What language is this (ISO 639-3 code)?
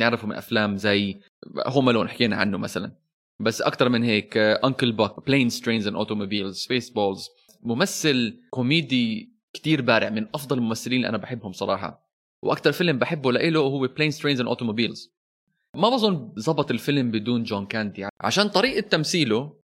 ara